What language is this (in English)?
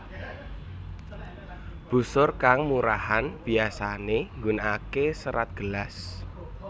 Javanese